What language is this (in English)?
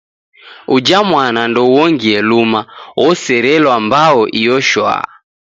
Taita